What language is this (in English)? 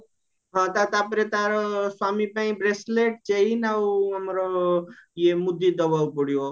Odia